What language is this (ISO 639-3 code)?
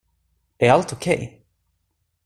swe